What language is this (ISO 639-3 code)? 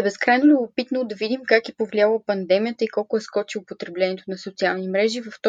bul